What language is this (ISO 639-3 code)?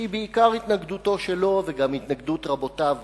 heb